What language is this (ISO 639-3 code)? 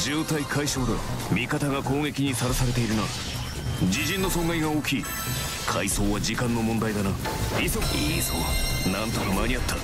jpn